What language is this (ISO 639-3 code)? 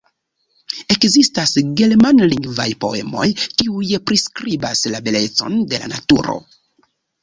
epo